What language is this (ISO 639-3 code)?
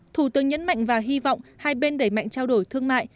vie